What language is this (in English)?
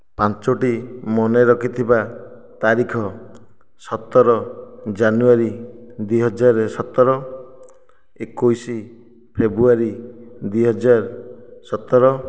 Odia